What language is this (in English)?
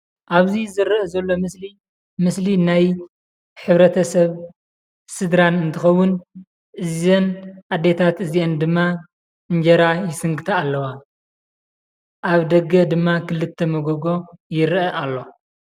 Tigrinya